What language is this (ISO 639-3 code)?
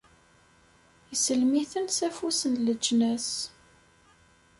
kab